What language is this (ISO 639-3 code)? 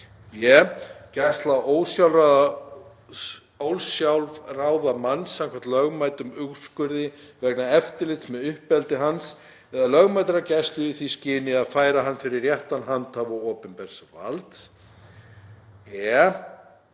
isl